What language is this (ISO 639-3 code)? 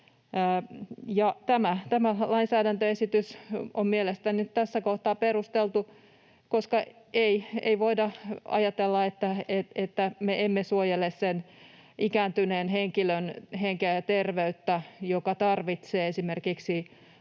fin